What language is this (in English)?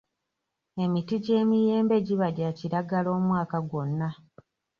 Ganda